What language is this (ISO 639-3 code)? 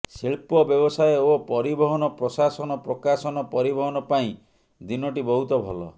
ori